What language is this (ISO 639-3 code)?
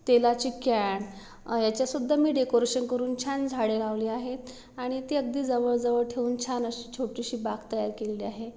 mar